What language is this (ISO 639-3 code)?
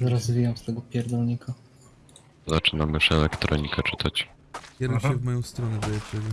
pol